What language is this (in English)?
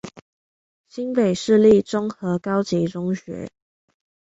Chinese